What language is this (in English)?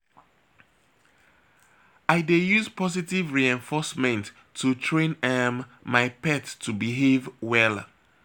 Nigerian Pidgin